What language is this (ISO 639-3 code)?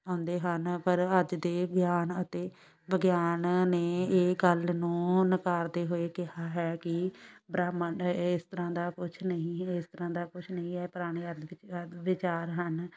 pan